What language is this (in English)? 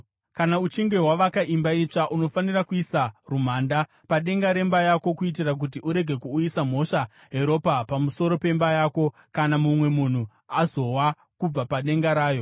Shona